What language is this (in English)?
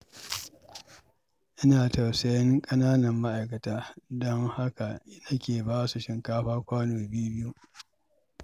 Hausa